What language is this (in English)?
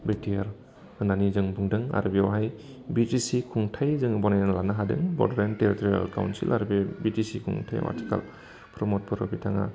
Bodo